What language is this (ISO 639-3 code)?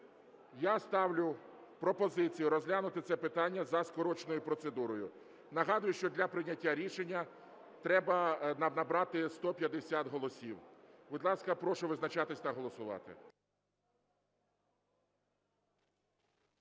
ukr